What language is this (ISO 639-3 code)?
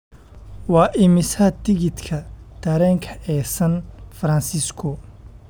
som